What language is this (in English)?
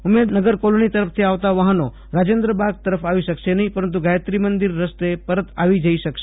Gujarati